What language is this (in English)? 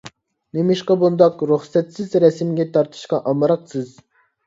Uyghur